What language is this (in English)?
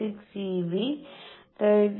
Malayalam